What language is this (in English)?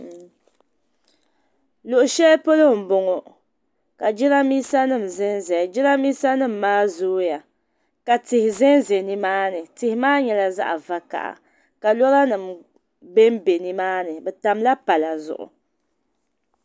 Dagbani